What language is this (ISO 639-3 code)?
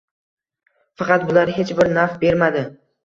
uzb